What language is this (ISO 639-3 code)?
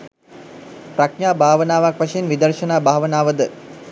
sin